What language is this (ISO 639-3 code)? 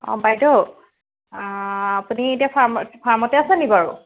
asm